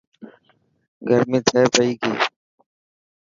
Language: Dhatki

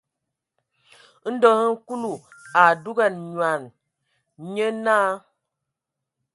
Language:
Ewondo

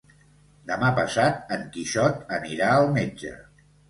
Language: Catalan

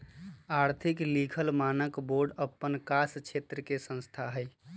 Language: Magahi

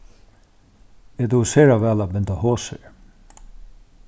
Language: Faroese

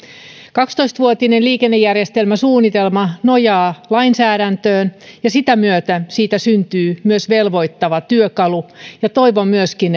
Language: Finnish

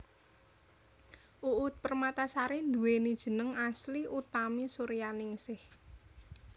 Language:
Javanese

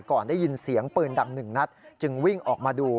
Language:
Thai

